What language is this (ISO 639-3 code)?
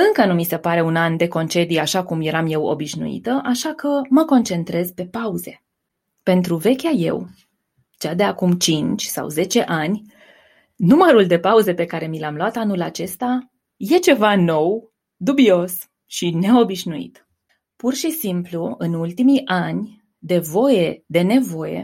ron